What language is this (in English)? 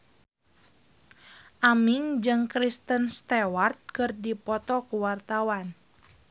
Sundanese